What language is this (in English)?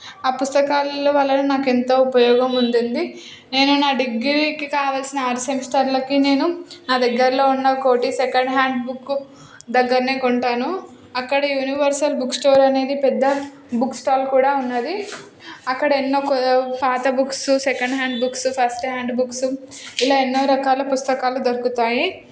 Telugu